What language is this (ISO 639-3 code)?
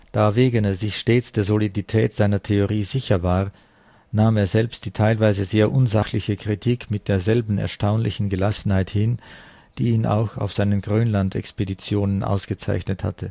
deu